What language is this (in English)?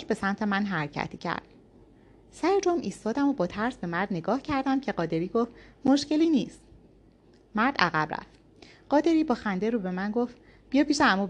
Persian